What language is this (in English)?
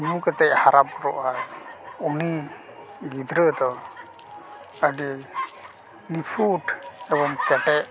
Santali